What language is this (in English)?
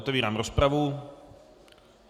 Czech